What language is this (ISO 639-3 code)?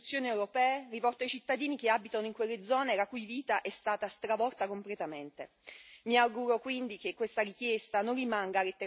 ita